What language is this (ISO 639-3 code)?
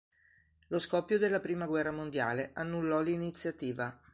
ita